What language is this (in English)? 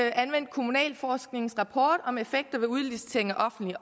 Danish